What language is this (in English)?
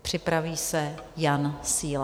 Czech